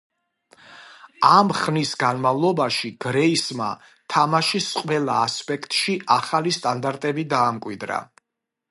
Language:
Georgian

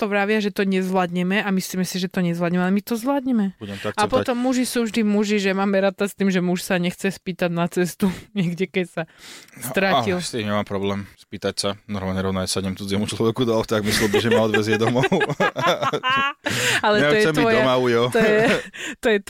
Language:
Slovak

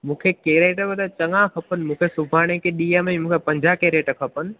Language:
Sindhi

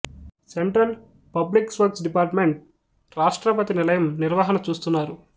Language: Telugu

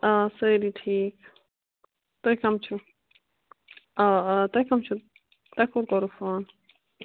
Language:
Kashmiri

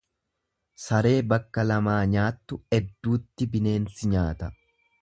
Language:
Oromo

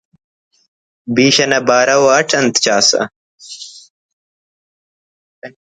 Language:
Brahui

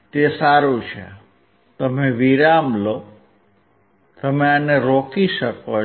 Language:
Gujarati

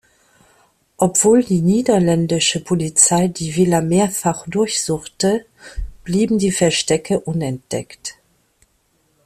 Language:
German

